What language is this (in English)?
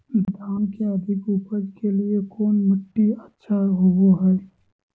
Magahi